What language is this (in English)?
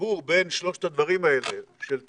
Hebrew